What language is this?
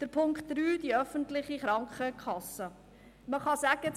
Swiss German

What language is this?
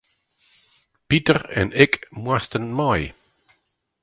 Western Frisian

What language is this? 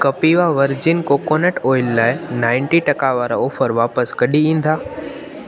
Sindhi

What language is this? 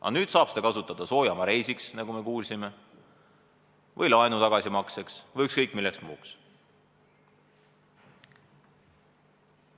Estonian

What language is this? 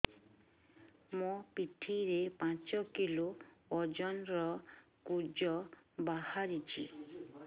Odia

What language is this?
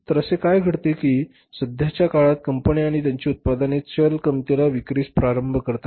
Marathi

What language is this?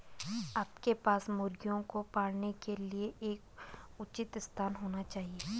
Hindi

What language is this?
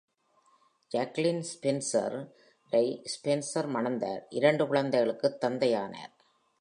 Tamil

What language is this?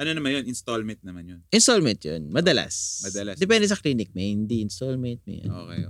Filipino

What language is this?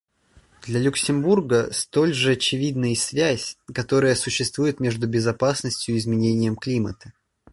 Russian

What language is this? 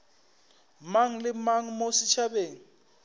Northern Sotho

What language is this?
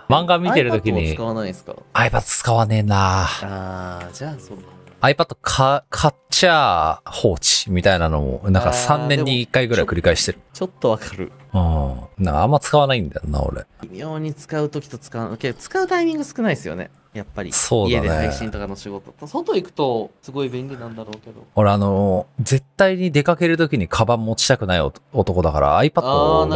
Japanese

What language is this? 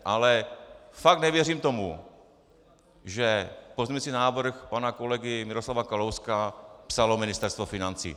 Czech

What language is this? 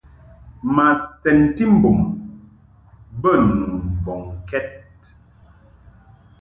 Mungaka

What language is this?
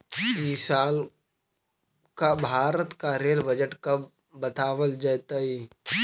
Magahi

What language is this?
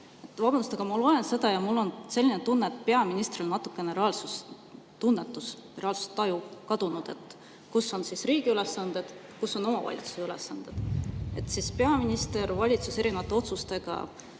Estonian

